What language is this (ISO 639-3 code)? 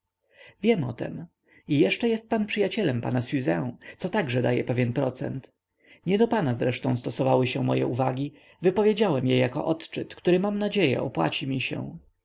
pol